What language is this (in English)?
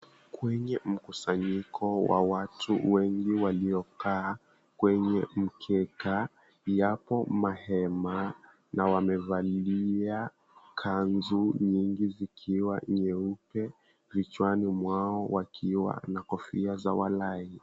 Swahili